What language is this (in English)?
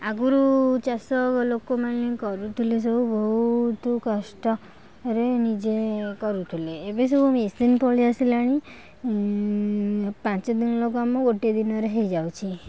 Odia